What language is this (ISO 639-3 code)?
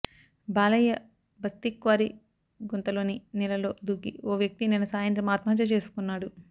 tel